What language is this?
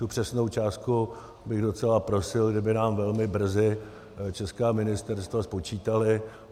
Czech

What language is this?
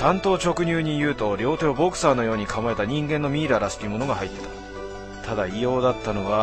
Japanese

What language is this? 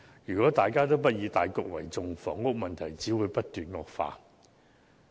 Cantonese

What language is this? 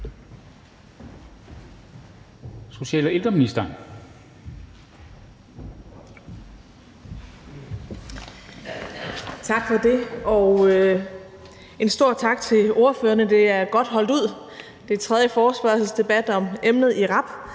Danish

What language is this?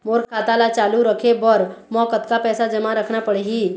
Chhattisgarhi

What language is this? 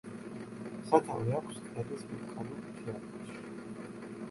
Georgian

